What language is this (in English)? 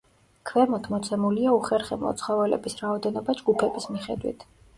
Georgian